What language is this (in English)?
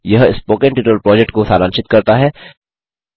Hindi